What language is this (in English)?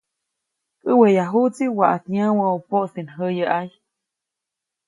Copainalá Zoque